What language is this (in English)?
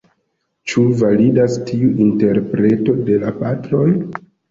Esperanto